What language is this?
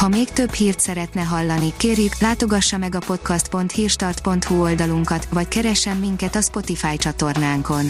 Hungarian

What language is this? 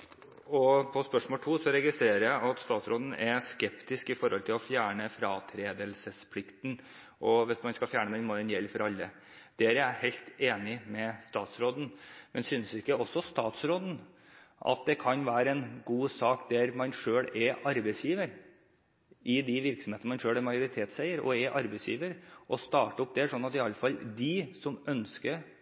Norwegian Bokmål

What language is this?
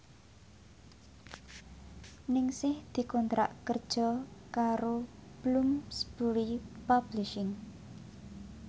Javanese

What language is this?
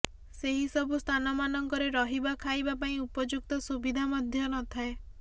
Odia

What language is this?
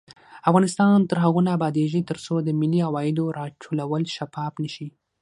Pashto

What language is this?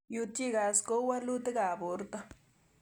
Kalenjin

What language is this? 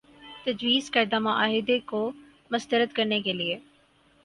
Urdu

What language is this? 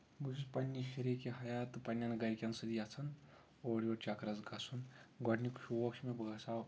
Kashmiri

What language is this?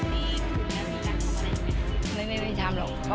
Thai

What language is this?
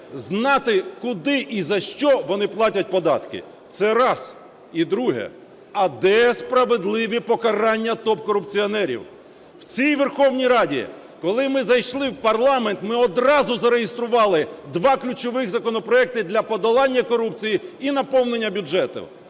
Ukrainian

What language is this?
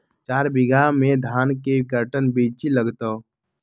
Magahi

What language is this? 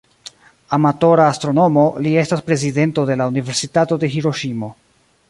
Esperanto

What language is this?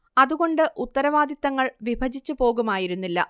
Malayalam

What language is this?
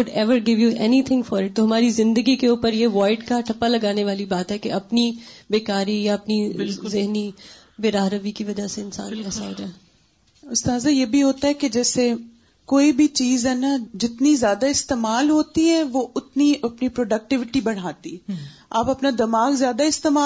Urdu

